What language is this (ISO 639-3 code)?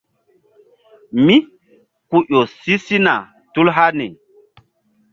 mdd